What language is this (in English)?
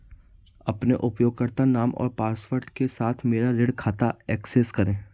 Hindi